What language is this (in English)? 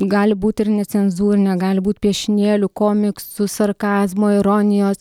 Lithuanian